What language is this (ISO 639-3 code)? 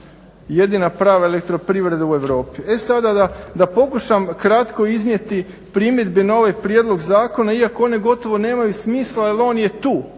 hrv